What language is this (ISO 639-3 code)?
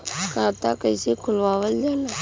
bho